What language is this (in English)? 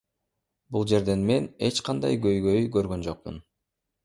Kyrgyz